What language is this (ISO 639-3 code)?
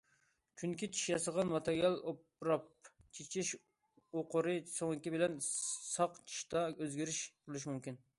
uig